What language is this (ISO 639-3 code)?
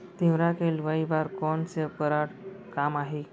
hne